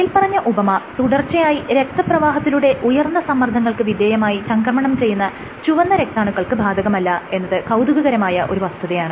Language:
Malayalam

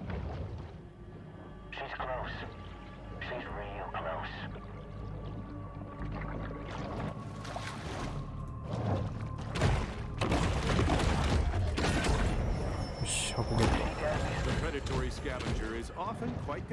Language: Japanese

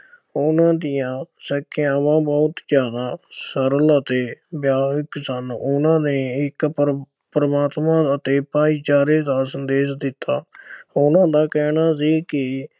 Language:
Punjabi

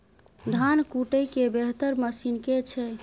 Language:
Maithili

